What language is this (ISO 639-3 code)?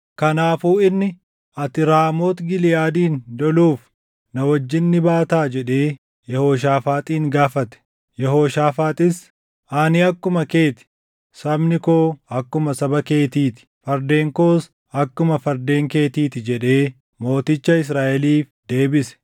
orm